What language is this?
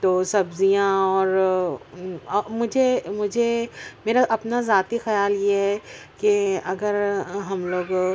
Urdu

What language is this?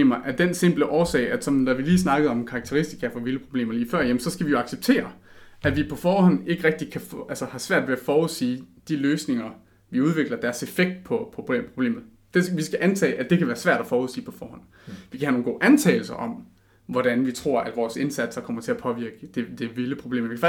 Danish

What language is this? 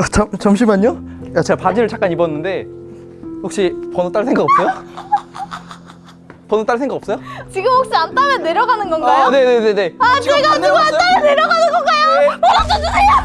Korean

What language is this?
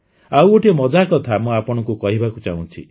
Odia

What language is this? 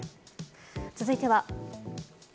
Japanese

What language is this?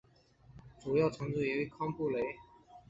Chinese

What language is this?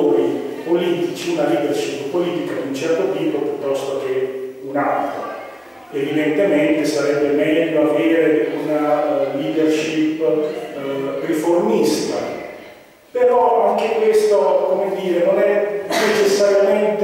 Italian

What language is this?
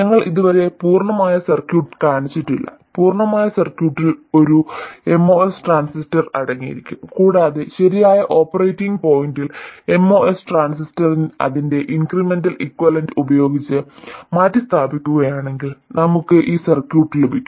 Malayalam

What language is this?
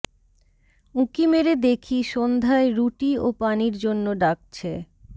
Bangla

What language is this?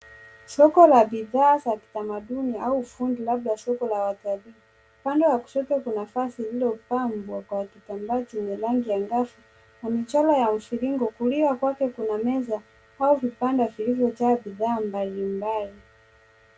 Swahili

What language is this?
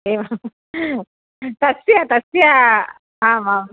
Sanskrit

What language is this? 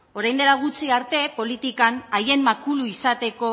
Basque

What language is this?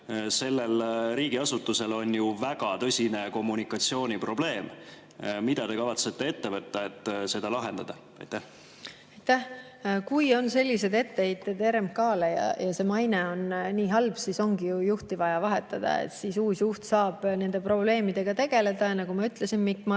Estonian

